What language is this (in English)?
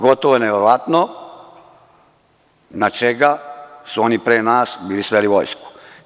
Serbian